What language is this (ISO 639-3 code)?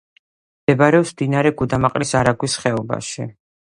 kat